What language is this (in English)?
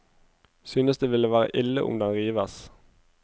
Norwegian